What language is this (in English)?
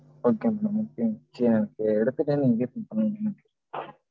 Tamil